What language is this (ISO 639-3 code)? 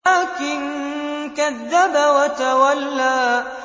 ara